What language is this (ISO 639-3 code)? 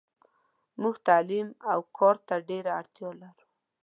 pus